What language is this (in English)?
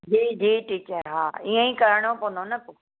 Sindhi